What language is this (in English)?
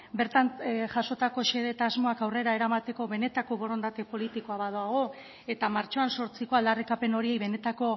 Basque